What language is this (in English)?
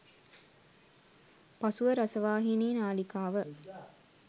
Sinhala